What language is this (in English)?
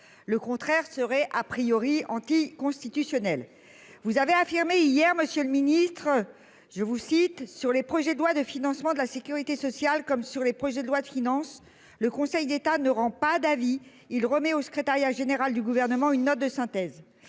French